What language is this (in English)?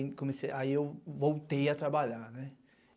Portuguese